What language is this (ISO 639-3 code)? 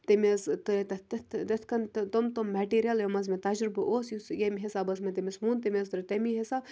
kas